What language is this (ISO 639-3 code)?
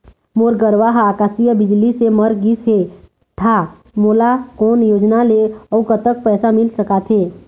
hne